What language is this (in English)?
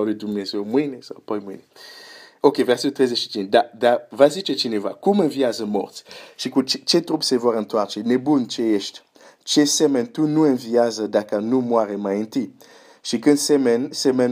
Romanian